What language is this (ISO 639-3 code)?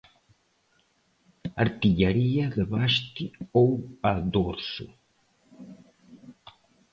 por